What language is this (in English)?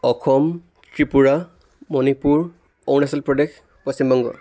Assamese